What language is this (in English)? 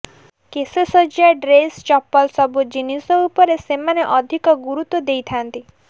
Odia